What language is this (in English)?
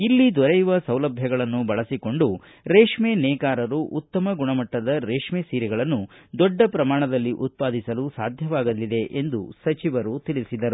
Kannada